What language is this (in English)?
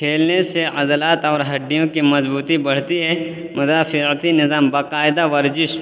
Urdu